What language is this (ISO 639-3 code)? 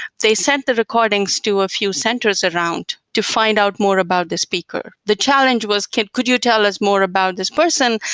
eng